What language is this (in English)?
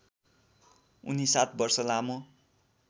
Nepali